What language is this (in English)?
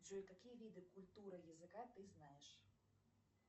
Russian